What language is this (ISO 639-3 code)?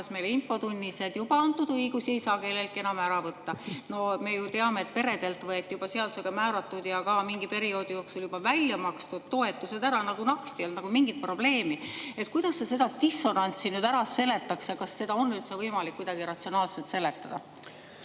est